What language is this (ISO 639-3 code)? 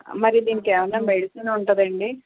tel